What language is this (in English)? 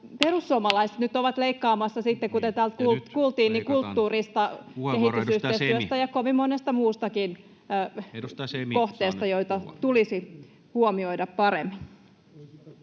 Finnish